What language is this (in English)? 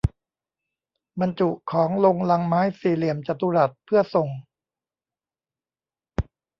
Thai